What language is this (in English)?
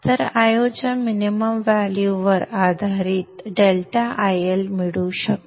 Marathi